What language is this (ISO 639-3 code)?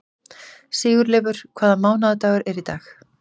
isl